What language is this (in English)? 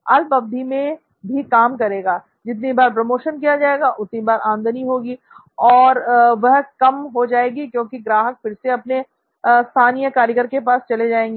Hindi